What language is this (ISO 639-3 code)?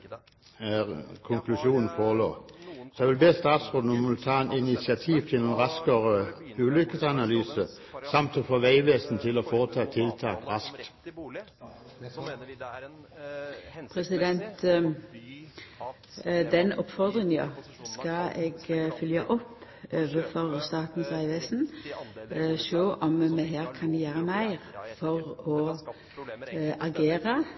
nor